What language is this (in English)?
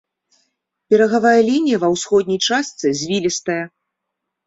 Belarusian